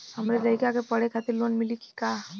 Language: Bhojpuri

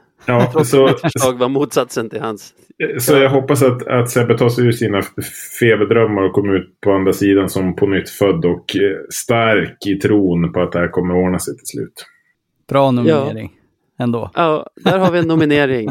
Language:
Swedish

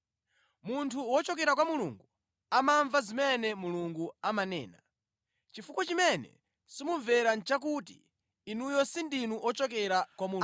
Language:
Nyanja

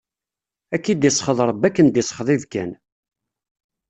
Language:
Kabyle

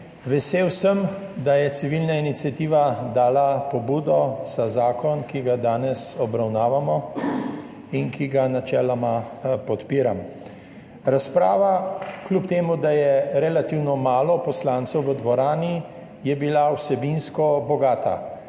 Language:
Slovenian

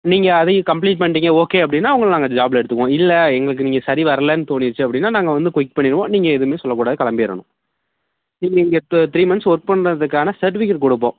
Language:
Tamil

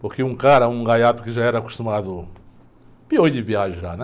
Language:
Portuguese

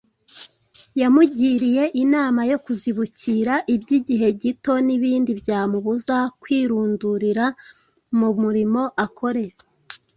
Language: Kinyarwanda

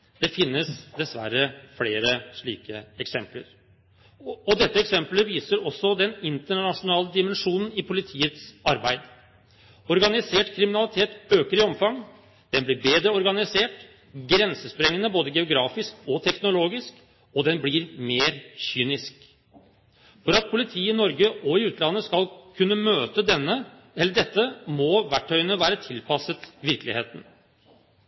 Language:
Norwegian Bokmål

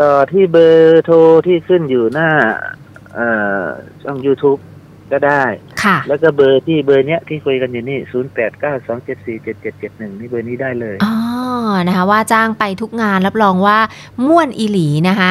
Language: Thai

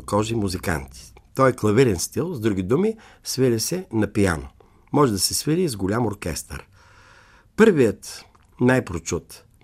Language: Bulgarian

